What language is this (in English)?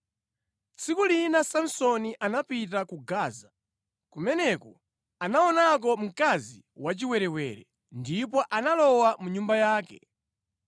Nyanja